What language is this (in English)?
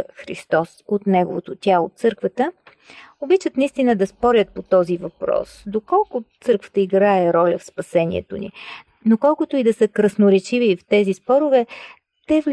Bulgarian